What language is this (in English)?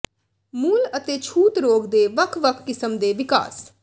Punjabi